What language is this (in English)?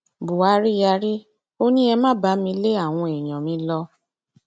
Yoruba